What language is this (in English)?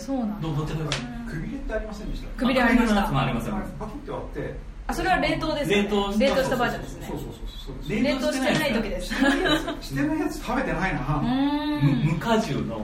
Japanese